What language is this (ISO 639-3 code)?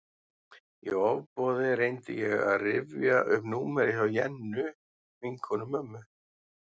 isl